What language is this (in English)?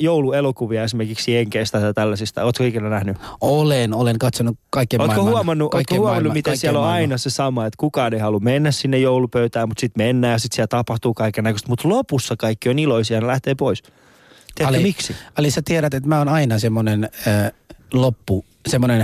Finnish